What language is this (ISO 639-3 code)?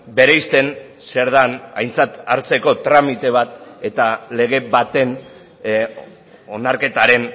eus